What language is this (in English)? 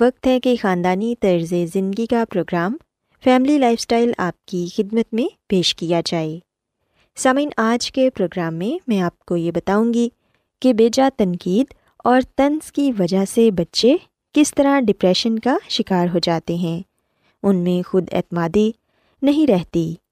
Urdu